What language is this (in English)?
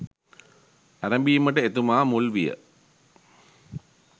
Sinhala